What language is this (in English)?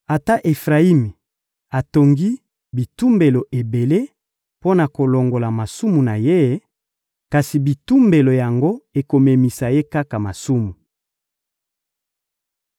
Lingala